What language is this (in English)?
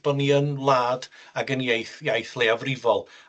Welsh